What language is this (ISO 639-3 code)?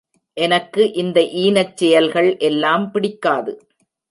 tam